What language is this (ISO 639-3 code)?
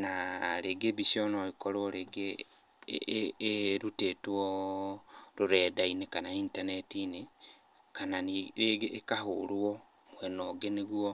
kik